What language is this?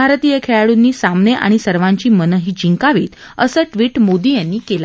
Marathi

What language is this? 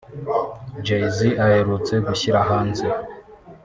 Kinyarwanda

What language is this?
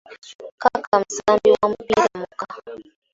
Ganda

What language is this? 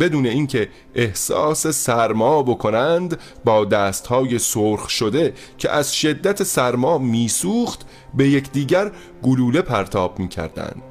Persian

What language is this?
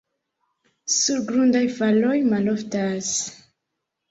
Esperanto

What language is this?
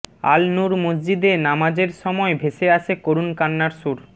Bangla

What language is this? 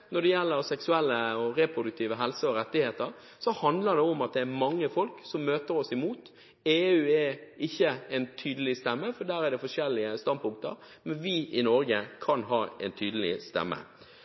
Norwegian Bokmål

